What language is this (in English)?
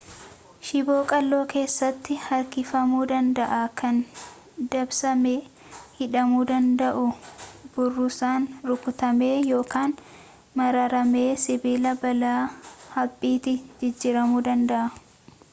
Oromo